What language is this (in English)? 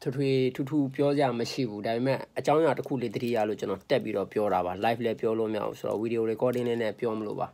Korean